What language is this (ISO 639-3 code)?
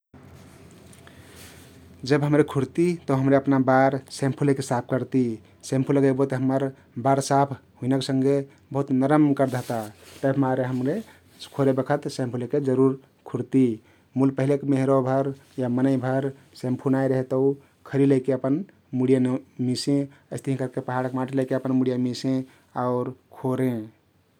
tkt